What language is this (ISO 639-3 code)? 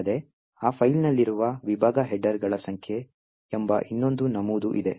kan